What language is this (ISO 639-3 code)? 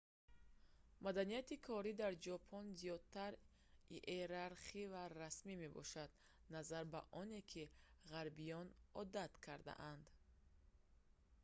tgk